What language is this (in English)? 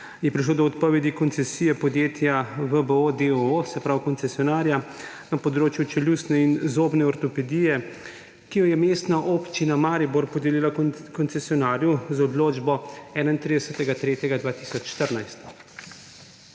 Slovenian